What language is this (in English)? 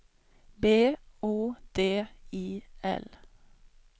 Swedish